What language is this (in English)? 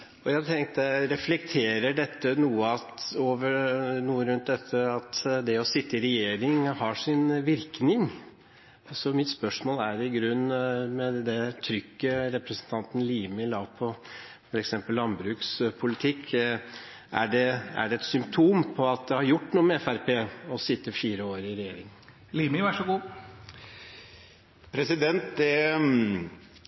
Norwegian Bokmål